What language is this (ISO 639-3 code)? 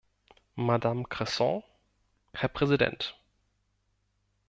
deu